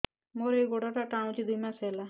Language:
Odia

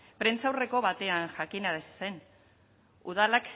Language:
Basque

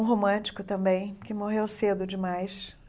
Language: Portuguese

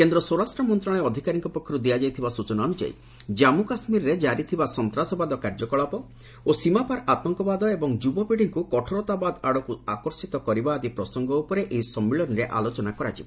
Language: Odia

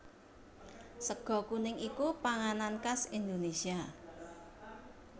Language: Javanese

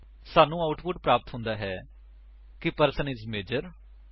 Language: Punjabi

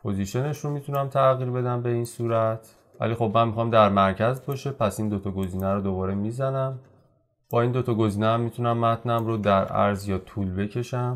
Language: Persian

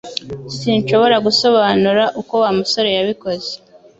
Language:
Kinyarwanda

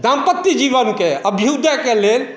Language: Maithili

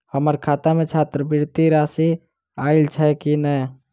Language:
Maithili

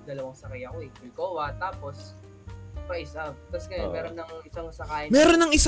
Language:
Filipino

